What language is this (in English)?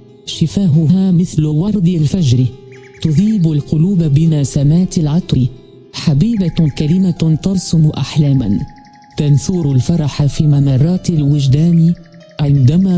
Arabic